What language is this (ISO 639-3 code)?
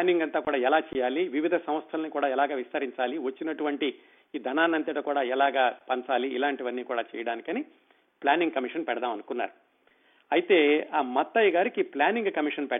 tel